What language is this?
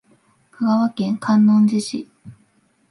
Japanese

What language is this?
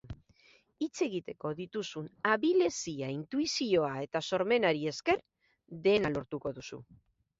Basque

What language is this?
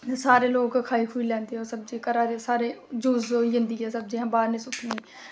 Dogri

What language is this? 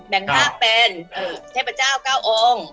Thai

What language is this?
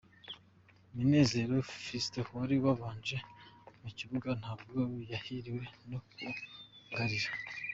Kinyarwanda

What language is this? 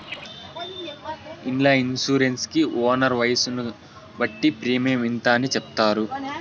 Telugu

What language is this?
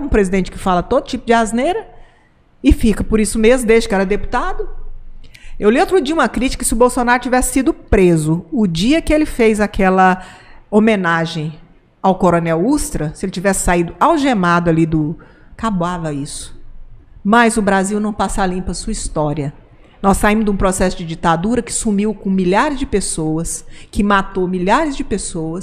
Portuguese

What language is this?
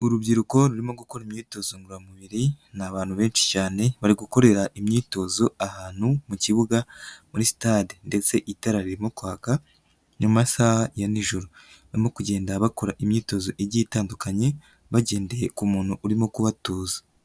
Kinyarwanda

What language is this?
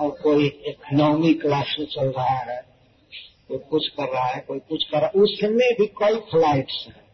Hindi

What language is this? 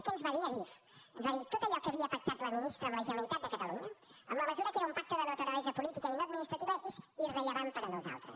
Catalan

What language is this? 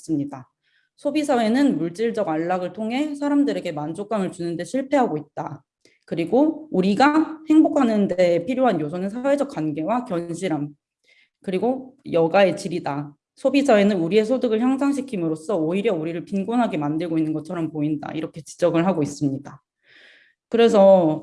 Korean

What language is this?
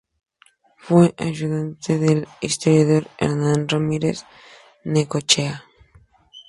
Spanish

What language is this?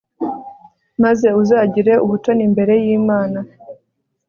Kinyarwanda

